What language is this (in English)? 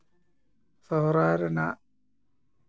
Santali